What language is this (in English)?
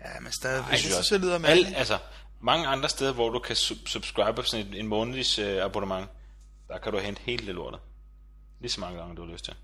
Danish